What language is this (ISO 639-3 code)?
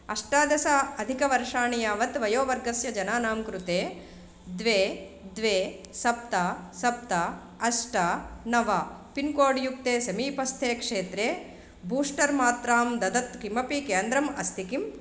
san